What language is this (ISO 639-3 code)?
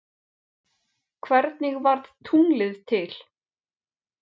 isl